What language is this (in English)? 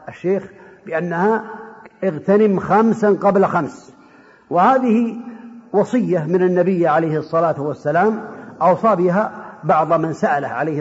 Arabic